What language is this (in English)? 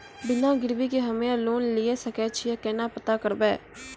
Maithili